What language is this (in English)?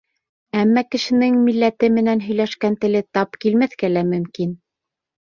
Bashkir